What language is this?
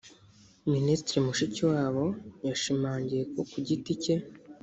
Kinyarwanda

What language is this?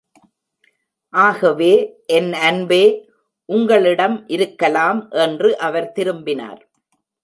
Tamil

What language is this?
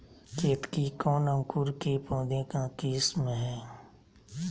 Magahi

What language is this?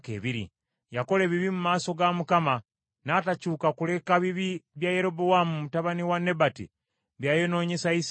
Ganda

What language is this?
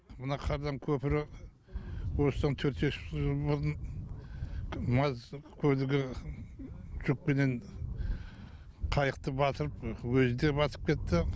Kazakh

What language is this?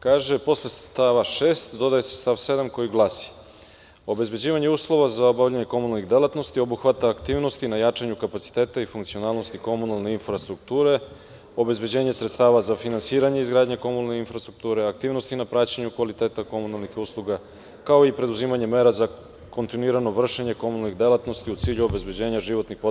Serbian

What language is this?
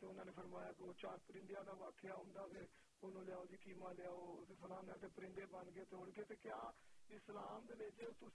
Urdu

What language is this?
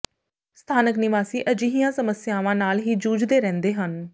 Punjabi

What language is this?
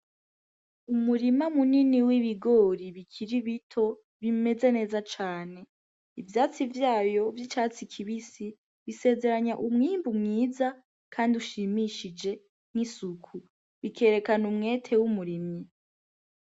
Rundi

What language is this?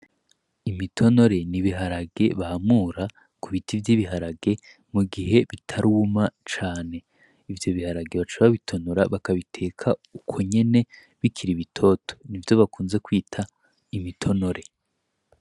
Rundi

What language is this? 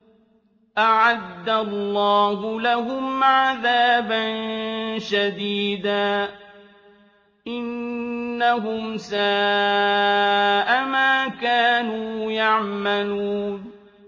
Arabic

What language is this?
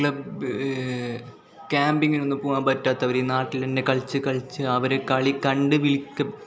Malayalam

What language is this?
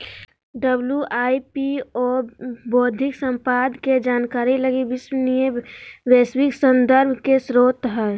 Magahi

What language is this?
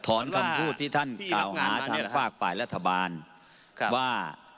Thai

